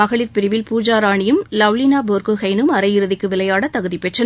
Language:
Tamil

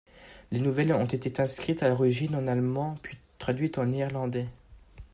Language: French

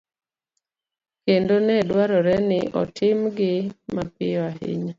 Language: Luo (Kenya and Tanzania)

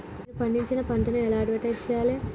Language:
Telugu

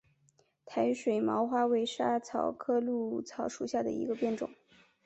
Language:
Chinese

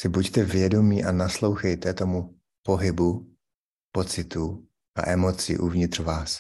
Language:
Czech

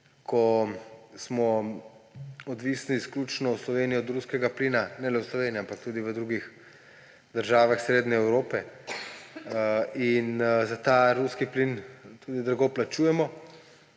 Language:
Slovenian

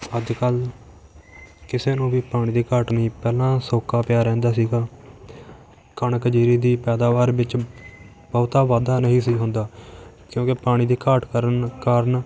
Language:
Punjabi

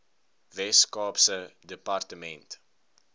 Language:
Afrikaans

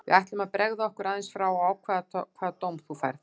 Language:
Icelandic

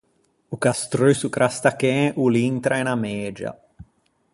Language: Ligurian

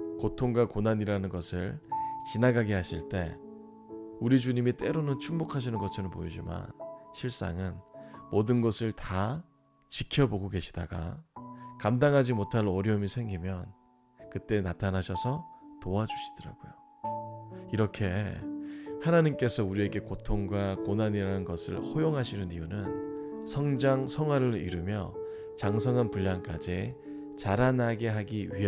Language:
Korean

